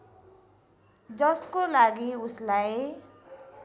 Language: Nepali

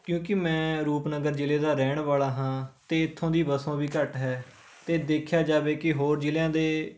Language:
Punjabi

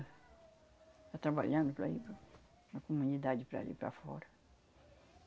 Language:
Portuguese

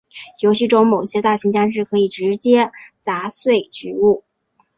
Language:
Chinese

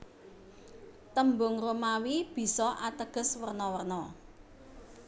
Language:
Javanese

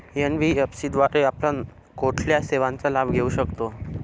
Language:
Marathi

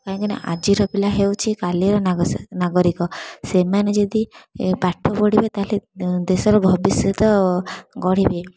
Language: Odia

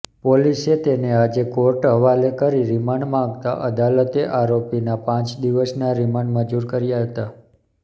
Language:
Gujarati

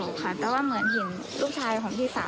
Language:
Thai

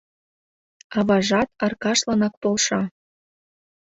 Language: Mari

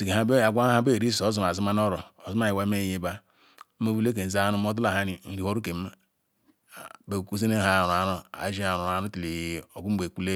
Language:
Ikwere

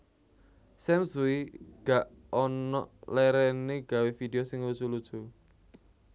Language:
Javanese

